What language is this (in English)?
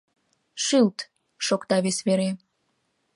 Mari